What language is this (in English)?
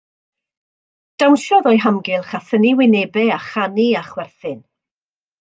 Welsh